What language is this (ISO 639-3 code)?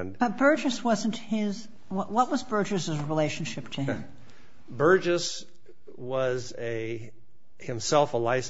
eng